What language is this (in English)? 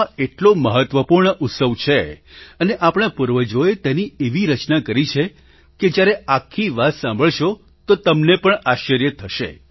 Gujarati